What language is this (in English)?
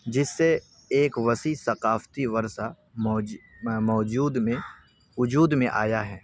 Urdu